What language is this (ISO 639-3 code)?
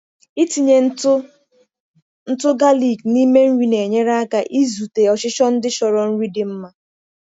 ibo